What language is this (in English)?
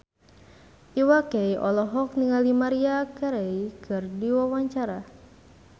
Sundanese